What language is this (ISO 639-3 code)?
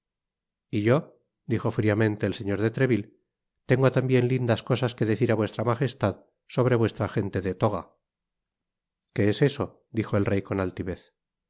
spa